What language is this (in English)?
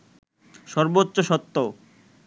Bangla